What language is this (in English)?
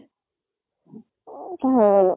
Assamese